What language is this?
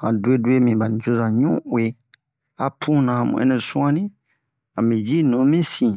Bomu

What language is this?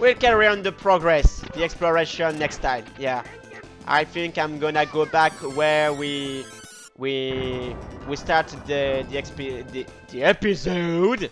English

